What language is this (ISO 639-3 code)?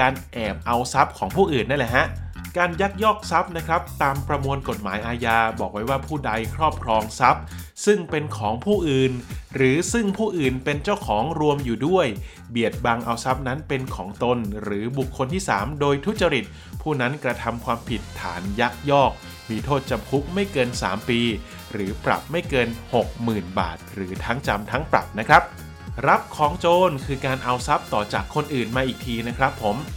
tha